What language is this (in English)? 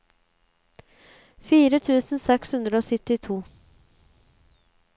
Norwegian